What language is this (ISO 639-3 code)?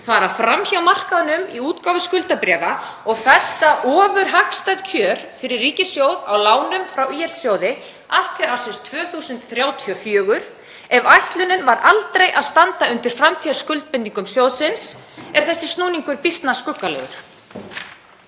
isl